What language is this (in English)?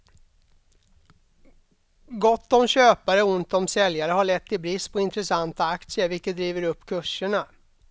Swedish